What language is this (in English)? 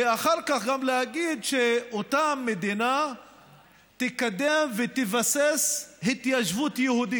Hebrew